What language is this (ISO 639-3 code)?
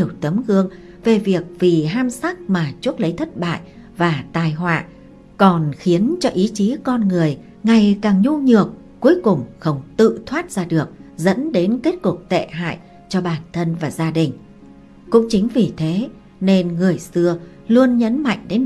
vie